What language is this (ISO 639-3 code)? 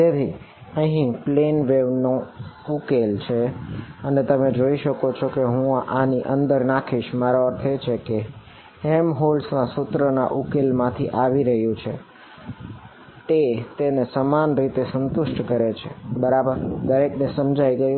guj